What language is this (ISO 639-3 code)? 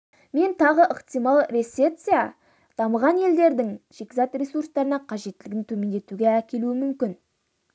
kaz